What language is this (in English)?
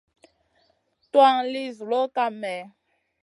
Masana